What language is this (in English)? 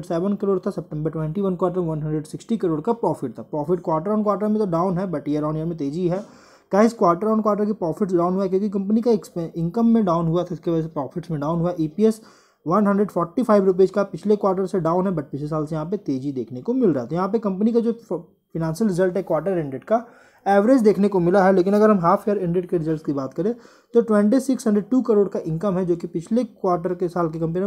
Hindi